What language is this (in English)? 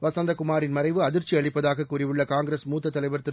Tamil